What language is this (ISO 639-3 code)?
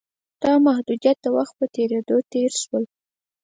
pus